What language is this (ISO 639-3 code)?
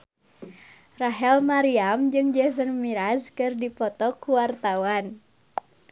sun